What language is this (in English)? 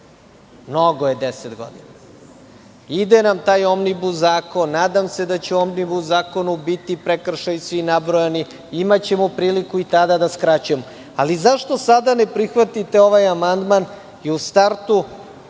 Serbian